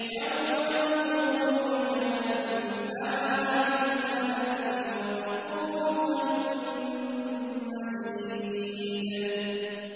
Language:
Arabic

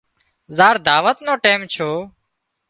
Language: Wadiyara Koli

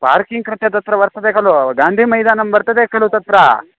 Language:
Sanskrit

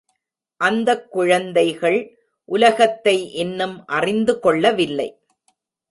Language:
Tamil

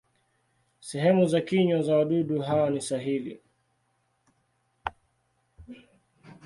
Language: Swahili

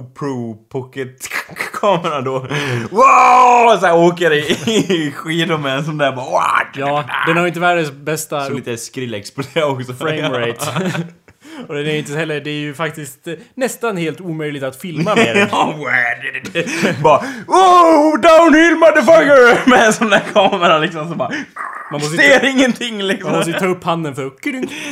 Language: Swedish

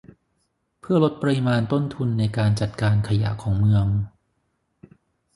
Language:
Thai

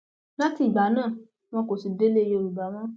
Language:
Yoruba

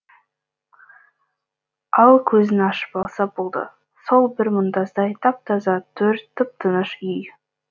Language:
Kazakh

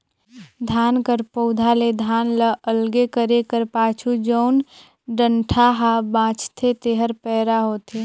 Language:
Chhattisgarhi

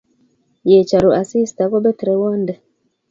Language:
Kalenjin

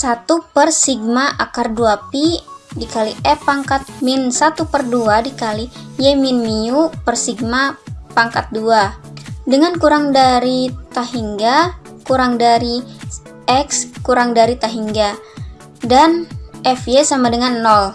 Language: Indonesian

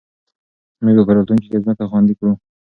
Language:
Pashto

